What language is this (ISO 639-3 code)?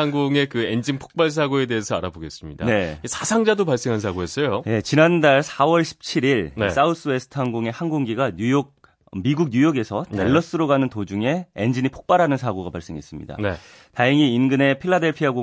kor